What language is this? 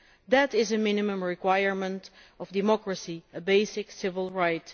English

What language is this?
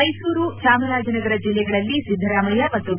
Kannada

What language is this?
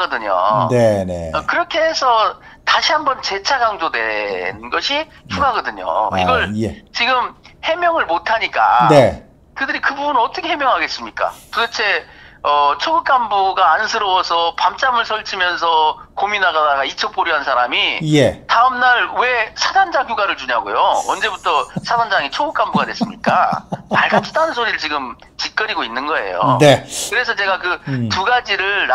Korean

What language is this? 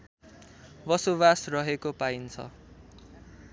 Nepali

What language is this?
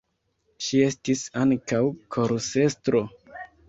Esperanto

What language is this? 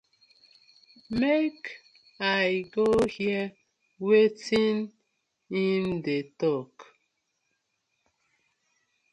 Nigerian Pidgin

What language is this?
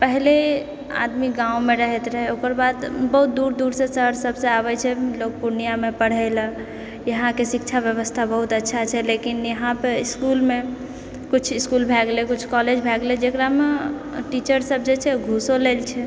Maithili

